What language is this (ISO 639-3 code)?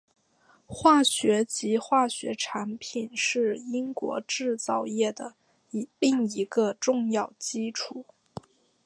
zho